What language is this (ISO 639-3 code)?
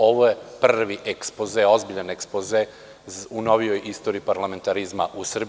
srp